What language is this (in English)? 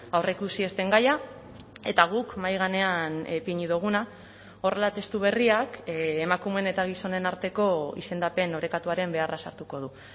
Basque